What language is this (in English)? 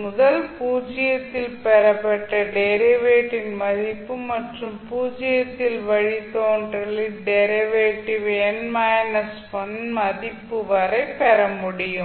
Tamil